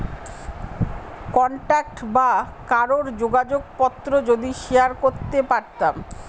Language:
Bangla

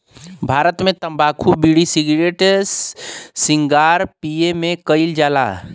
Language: Bhojpuri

